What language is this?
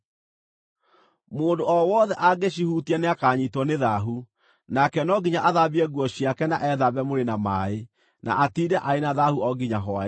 Kikuyu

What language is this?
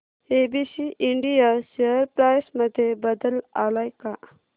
Marathi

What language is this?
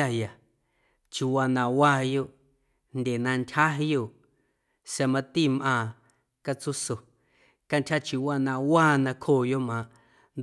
Guerrero Amuzgo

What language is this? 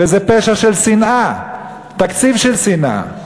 Hebrew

